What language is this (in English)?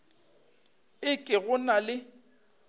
Northern Sotho